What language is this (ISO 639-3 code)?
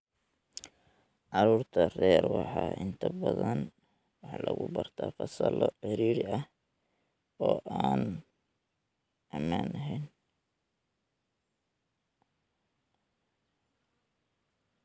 som